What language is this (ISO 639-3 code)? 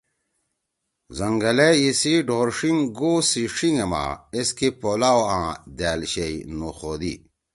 trw